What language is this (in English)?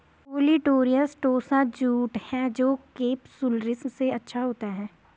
Hindi